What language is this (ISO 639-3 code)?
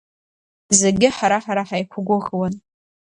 abk